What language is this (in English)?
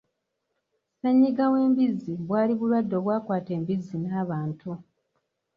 Ganda